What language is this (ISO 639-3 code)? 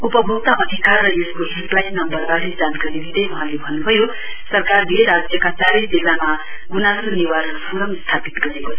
nep